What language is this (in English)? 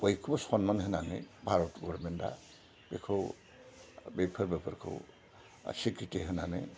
Bodo